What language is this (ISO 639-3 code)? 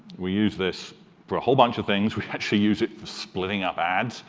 eng